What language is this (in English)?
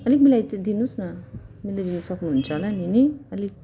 Nepali